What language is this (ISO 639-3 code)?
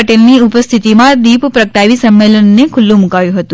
guj